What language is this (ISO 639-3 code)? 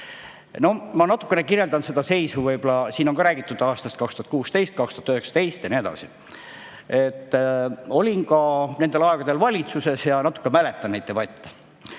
est